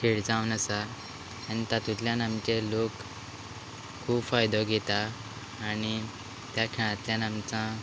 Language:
Konkani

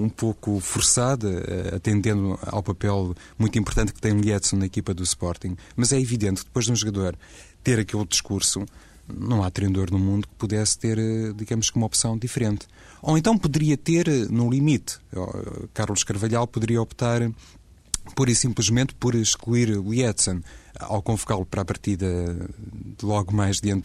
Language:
Portuguese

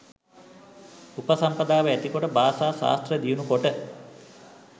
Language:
Sinhala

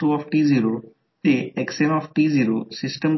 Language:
Marathi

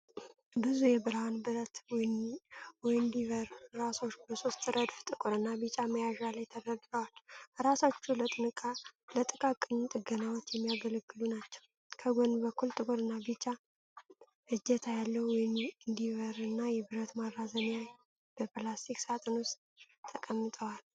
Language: Amharic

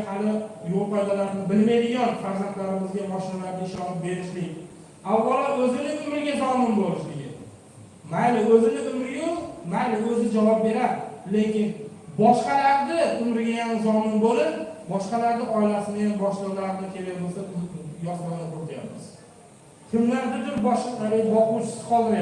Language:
Uzbek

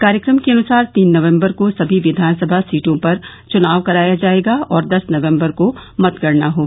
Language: Hindi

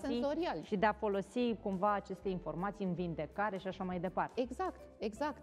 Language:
Romanian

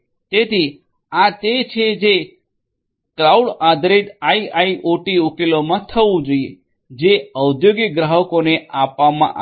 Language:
Gujarati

